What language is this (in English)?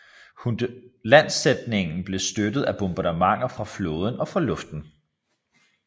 Danish